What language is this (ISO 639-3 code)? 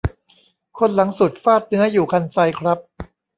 tha